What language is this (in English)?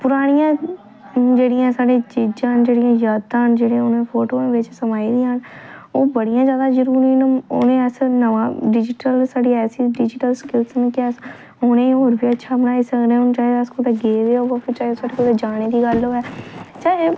Dogri